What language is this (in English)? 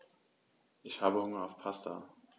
German